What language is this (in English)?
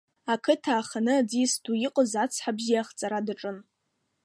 Abkhazian